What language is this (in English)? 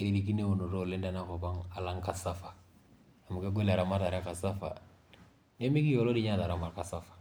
Masai